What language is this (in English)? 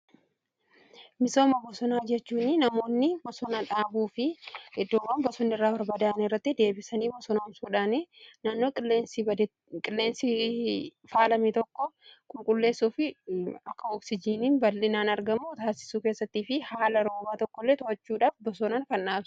Oromo